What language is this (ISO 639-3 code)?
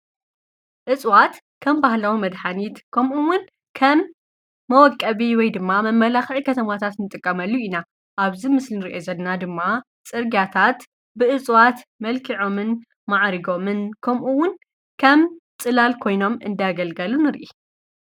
tir